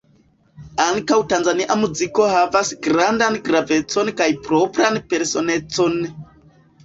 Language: Esperanto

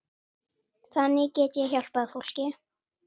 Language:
Icelandic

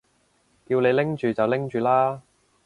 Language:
Cantonese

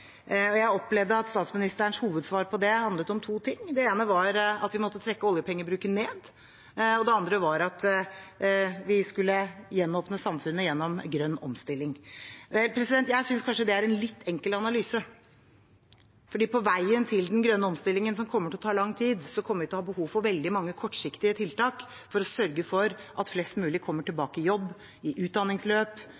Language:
Norwegian Bokmål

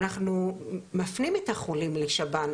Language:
Hebrew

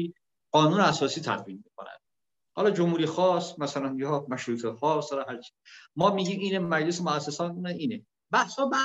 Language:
Persian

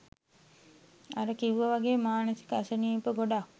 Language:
Sinhala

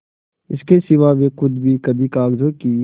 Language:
Hindi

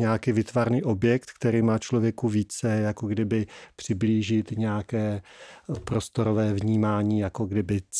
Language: Czech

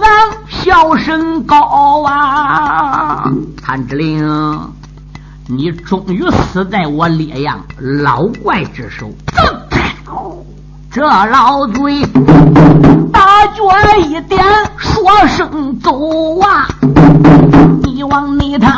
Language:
Chinese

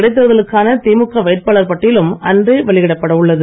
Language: Tamil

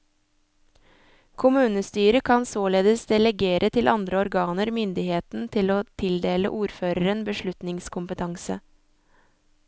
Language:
Norwegian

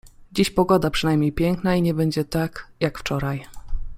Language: Polish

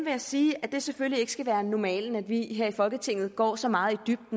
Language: Danish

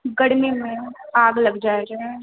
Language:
Maithili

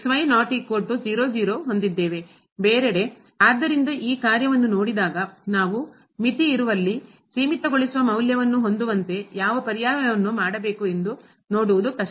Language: Kannada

